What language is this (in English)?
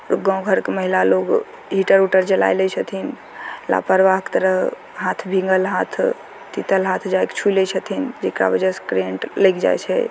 Maithili